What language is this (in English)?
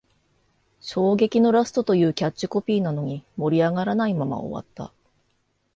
Japanese